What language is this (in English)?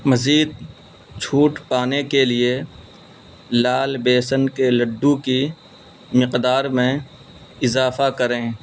Urdu